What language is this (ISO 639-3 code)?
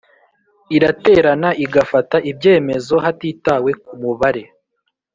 kin